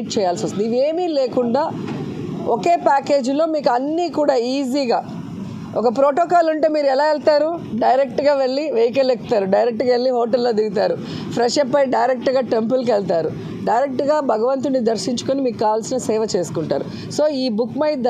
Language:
Telugu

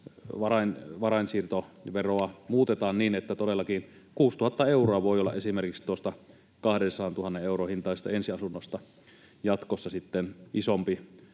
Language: Finnish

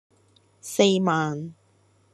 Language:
Cantonese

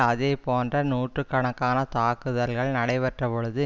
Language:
Tamil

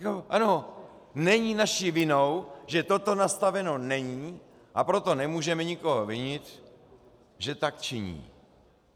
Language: Czech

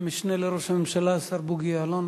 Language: Hebrew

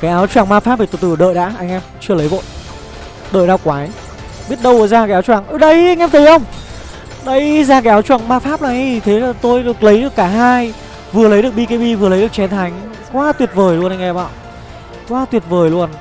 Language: Vietnamese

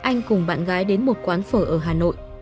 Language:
Vietnamese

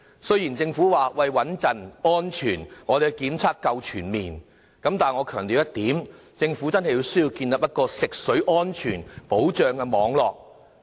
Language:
Cantonese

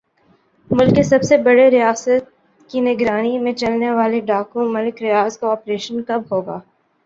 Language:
Urdu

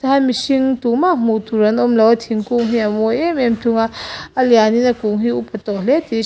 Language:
Mizo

